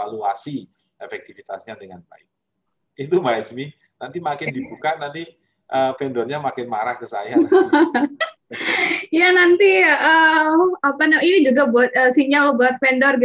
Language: Indonesian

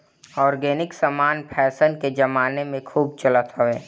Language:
Bhojpuri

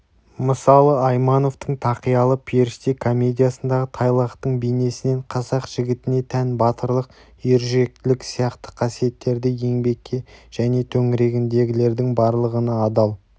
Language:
Kazakh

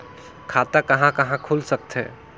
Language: Chhattisgarhi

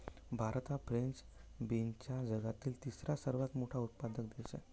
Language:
Marathi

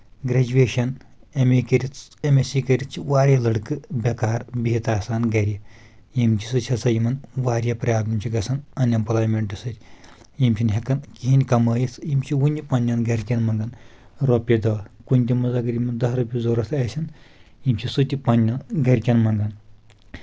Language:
Kashmiri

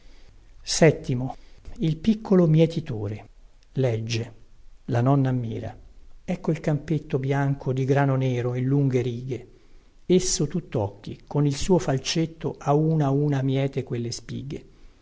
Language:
Italian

